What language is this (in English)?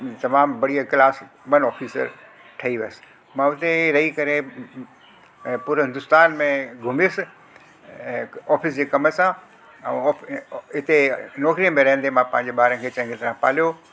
Sindhi